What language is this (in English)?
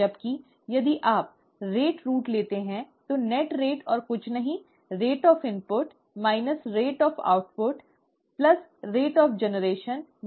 Hindi